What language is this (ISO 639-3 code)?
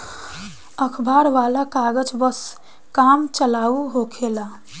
bho